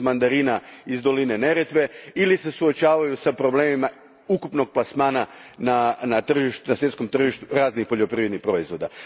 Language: Croatian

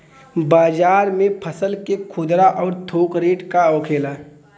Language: Bhojpuri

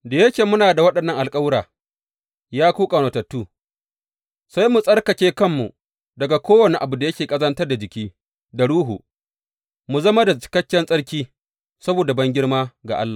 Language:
Hausa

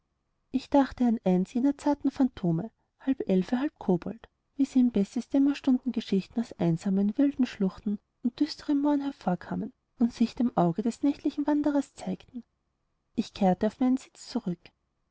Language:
German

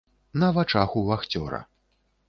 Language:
Belarusian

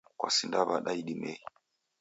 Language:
Taita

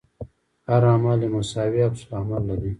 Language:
Pashto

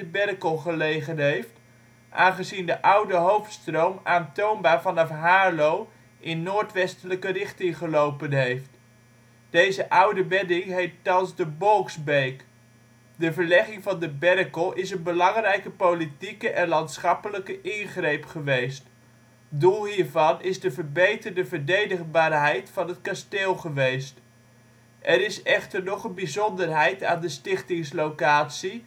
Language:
Dutch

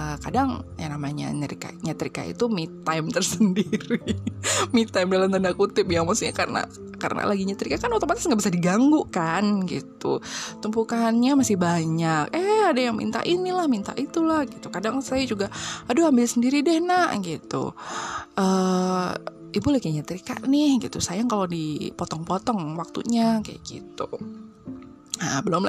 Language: Indonesian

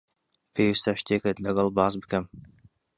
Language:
Central Kurdish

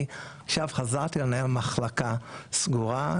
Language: Hebrew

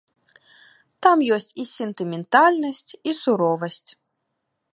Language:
Belarusian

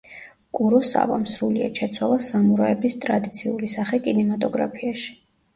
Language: Georgian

